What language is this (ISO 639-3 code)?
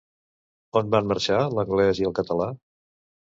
cat